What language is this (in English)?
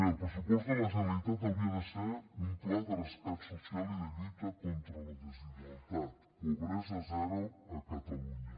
Catalan